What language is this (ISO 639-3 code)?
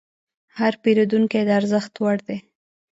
pus